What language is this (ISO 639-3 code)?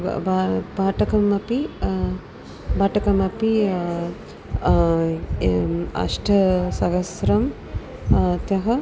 san